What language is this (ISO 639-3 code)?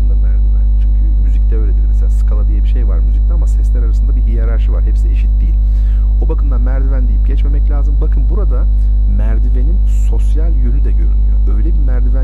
tur